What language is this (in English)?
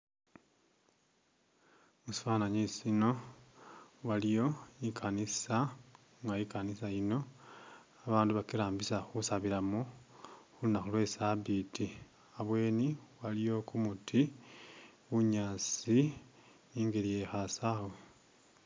Masaaba